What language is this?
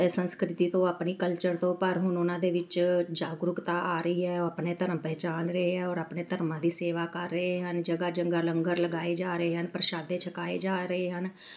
Punjabi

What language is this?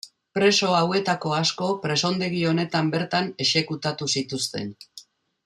Basque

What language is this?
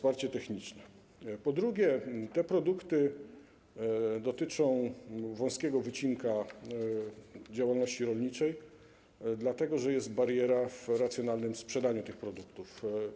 Polish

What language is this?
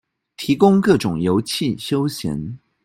Chinese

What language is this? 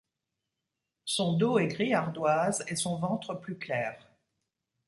French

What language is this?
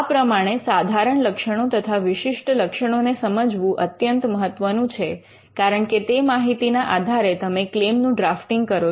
Gujarati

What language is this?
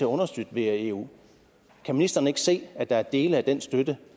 Danish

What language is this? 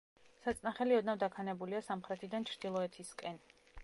Georgian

